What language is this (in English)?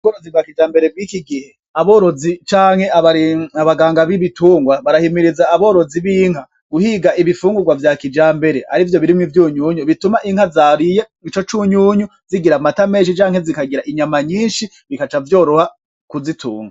Rundi